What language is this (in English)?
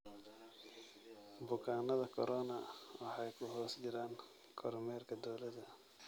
Somali